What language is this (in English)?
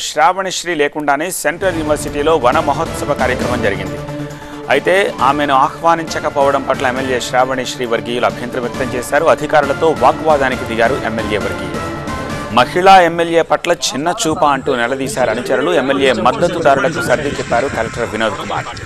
Telugu